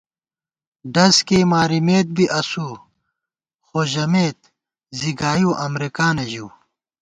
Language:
Gawar-Bati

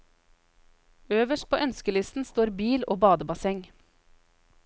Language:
Norwegian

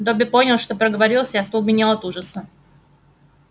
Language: Russian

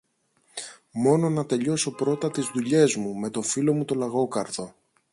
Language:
Greek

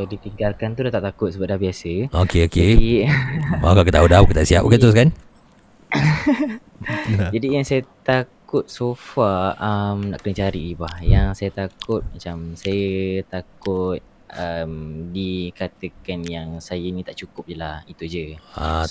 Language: Malay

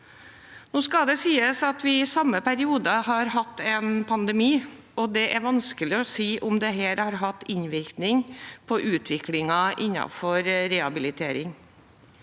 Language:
Norwegian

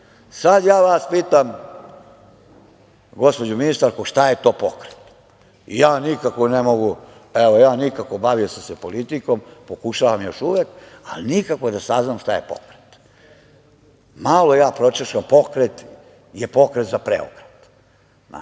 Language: Serbian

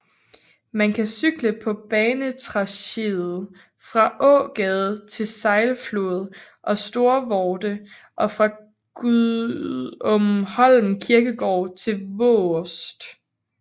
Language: Danish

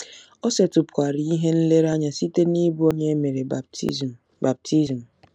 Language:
Igbo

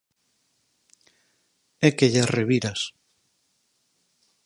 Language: Galician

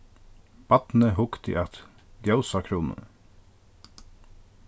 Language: Faroese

